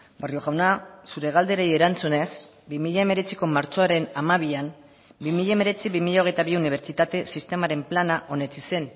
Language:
Basque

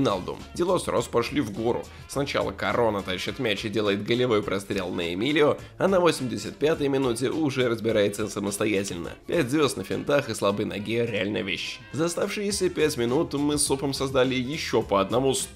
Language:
Russian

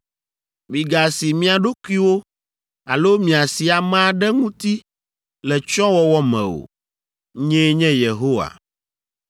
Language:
Ewe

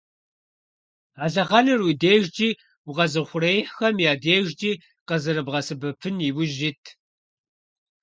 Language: Kabardian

